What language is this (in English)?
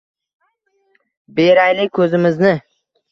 Uzbek